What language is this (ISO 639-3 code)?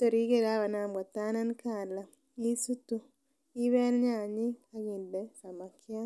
kln